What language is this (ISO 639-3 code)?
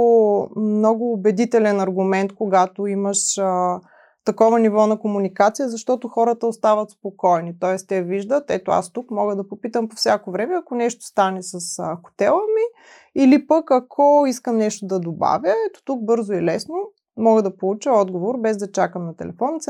bul